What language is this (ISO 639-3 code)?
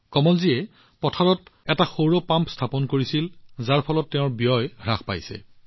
asm